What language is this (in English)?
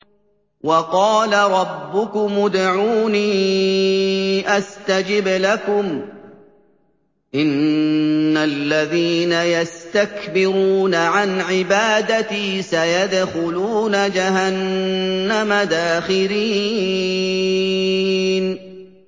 Arabic